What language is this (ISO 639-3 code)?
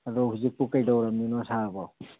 mni